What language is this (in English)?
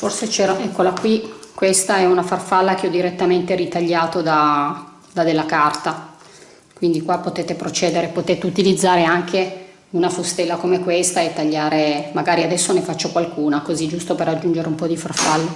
Italian